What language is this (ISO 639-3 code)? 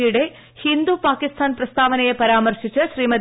mal